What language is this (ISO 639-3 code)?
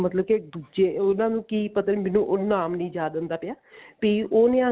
pan